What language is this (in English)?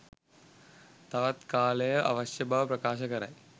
Sinhala